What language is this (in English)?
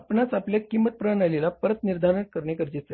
Marathi